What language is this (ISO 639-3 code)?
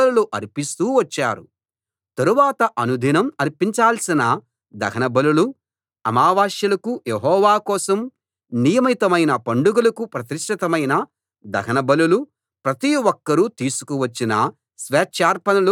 tel